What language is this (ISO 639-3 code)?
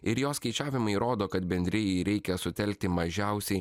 lit